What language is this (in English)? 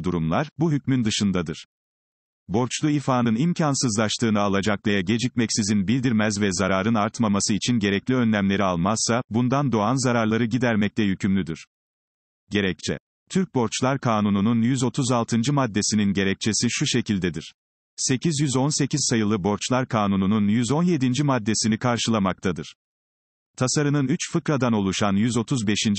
Turkish